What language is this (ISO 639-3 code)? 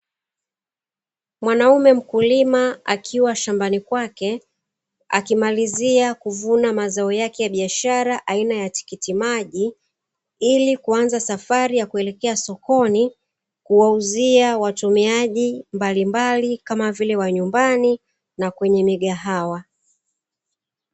swa